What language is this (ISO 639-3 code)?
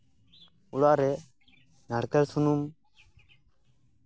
sat